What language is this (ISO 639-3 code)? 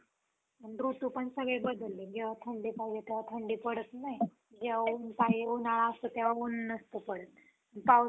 mar